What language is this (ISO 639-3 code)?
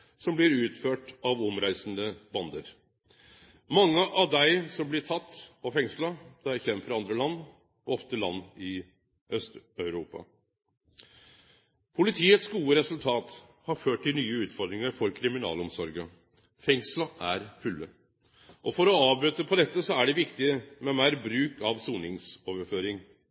nno